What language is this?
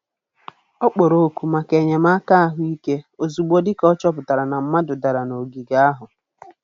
Igbo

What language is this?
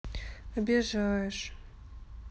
Russian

